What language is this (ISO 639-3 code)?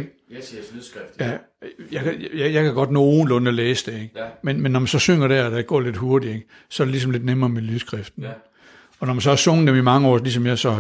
dan